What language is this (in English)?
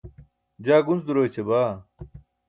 Burushaski